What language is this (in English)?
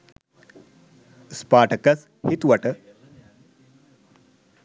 Sinhala